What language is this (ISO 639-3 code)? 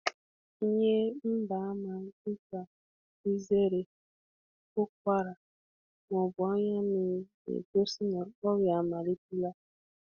ibo